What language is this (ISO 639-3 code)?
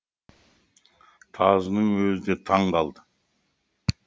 kaz